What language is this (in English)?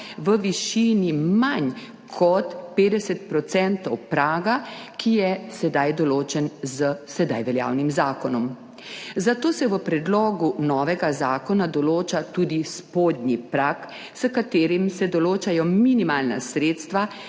Slovenian